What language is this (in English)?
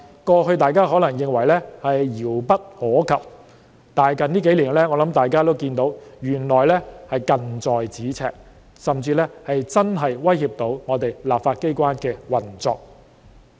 Cantonese